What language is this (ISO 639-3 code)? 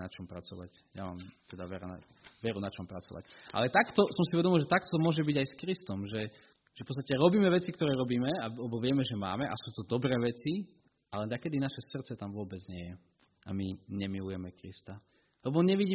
slk